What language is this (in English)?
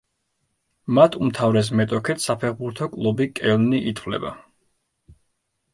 Georgian